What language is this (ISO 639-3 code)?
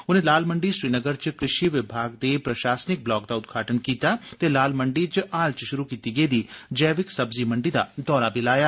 doi